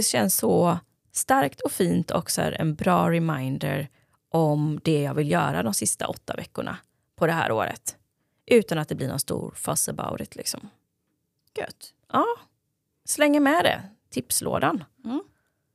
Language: Swedish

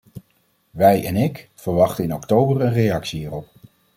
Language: Dutch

